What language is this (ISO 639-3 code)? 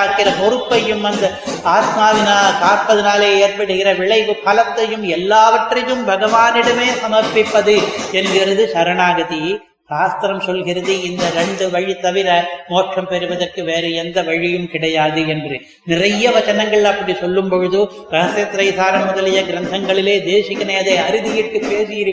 tam